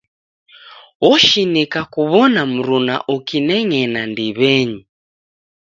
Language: Taita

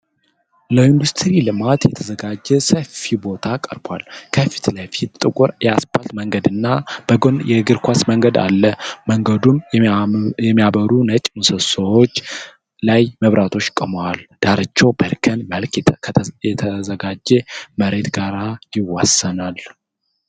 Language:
Amharic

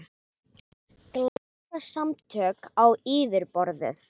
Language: Icelandic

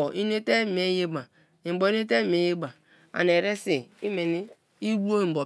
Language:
Kalabari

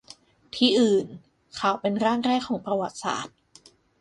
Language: Thai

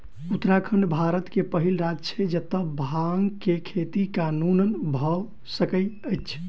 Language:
Maithili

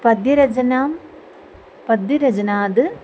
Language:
Sanskrit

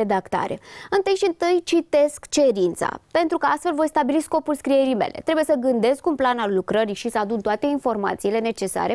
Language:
Romanian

